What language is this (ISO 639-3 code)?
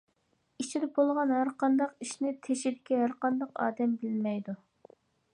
uig